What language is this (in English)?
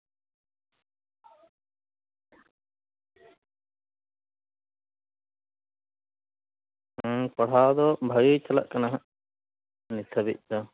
Santali